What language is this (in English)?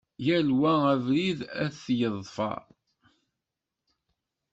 Kabyle